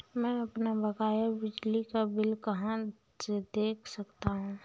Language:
Hindi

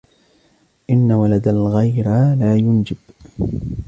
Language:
Arabic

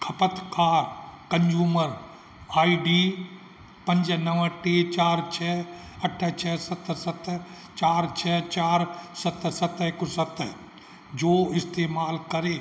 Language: Sindhi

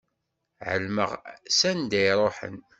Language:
Kabyle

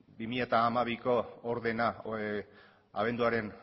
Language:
Basque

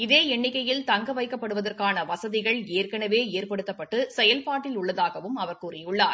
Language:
Tamil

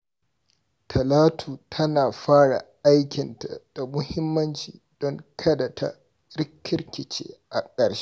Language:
Hausa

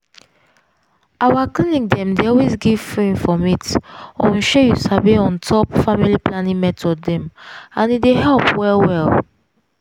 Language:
Nigerian Pidgin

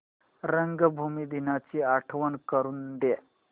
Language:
Marathi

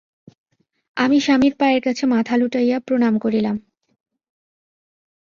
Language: Bangla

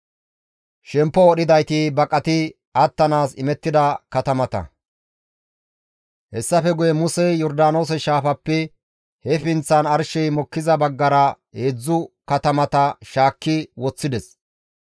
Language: Gamo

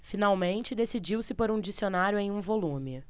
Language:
Portuguese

